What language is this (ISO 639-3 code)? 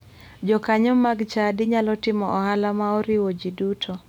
luo